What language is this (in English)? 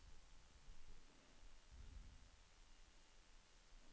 Norwegian